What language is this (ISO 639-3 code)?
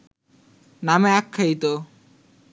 ben